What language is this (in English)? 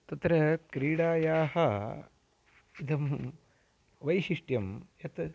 Sanskrit